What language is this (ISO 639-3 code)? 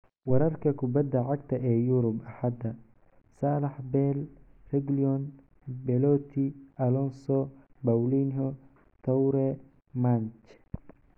som